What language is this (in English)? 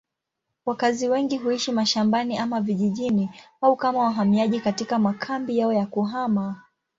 Swahili